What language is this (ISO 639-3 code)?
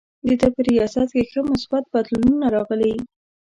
pus